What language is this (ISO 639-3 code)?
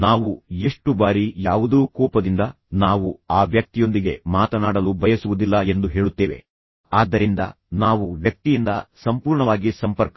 kan